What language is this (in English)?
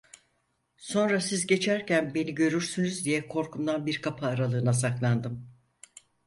Turkish